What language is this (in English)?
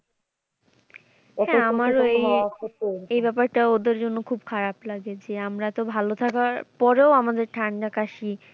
Bangla